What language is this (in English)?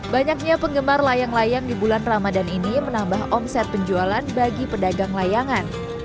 Indonesian